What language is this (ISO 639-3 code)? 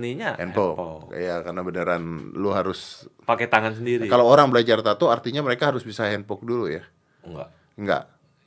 ind